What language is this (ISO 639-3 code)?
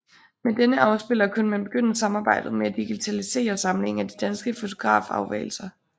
dan